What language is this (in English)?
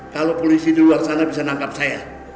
Indonesian